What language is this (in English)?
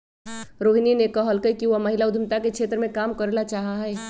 Magahi